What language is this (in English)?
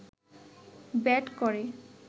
Bangla